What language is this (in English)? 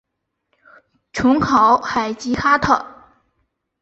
Chinese